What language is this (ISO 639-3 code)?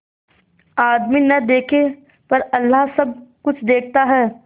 hin